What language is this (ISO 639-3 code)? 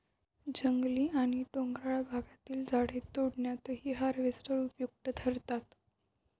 mar